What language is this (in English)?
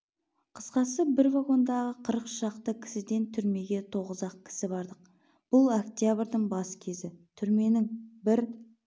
Kazakh